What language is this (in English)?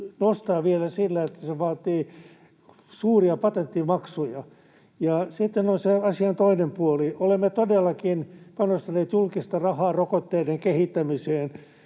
Finnish